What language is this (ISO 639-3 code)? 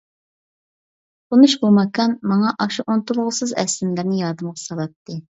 uig